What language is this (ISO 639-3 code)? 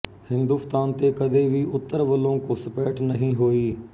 pan